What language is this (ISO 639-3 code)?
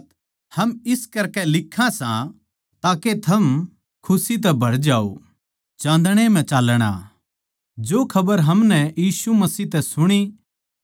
bgc